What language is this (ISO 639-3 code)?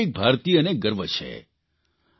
guj